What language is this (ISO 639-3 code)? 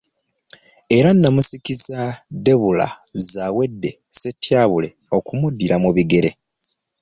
lug